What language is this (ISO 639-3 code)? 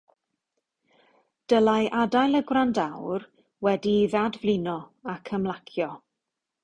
cym